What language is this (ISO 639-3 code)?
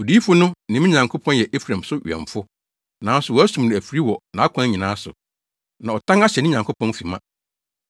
aka